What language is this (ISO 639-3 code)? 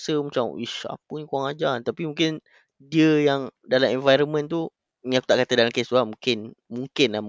msa